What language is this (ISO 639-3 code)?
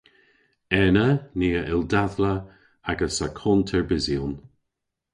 cor